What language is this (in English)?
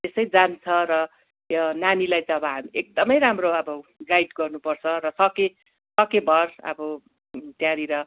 Nepali